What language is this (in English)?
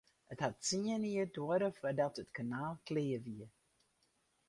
Western Frisian